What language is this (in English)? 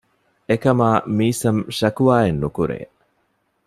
Divehi